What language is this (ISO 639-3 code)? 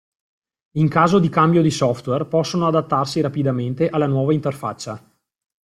ita